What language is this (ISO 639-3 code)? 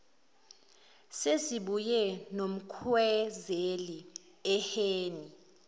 zul